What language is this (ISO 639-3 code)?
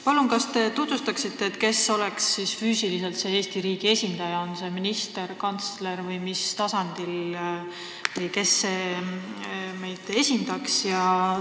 est